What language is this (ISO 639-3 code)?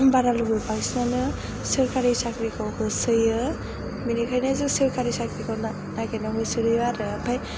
brx